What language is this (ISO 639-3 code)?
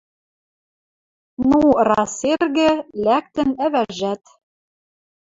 mrj